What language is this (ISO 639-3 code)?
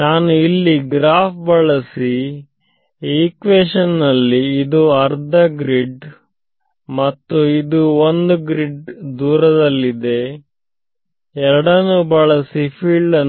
kan